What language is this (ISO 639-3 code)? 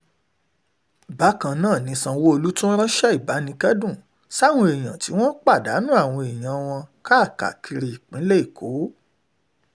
yor